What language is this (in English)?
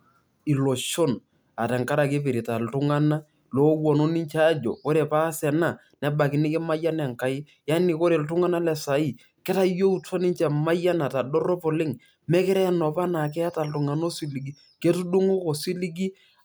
Masai